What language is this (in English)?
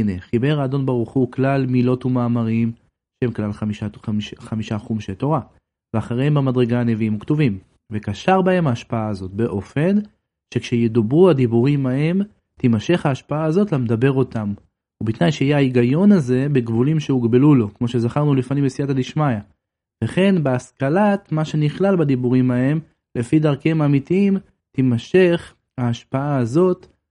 Hebrew